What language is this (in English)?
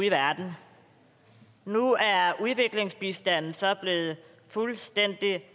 Danish